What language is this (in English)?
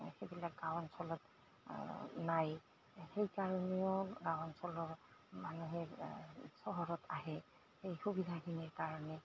Assamese